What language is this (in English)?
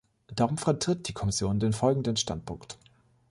German